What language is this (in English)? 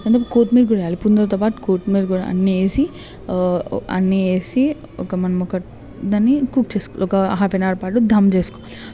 Telugu